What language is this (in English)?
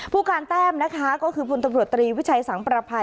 Thai